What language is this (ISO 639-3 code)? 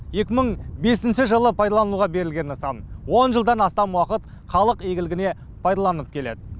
kaz